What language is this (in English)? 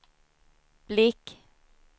Swedish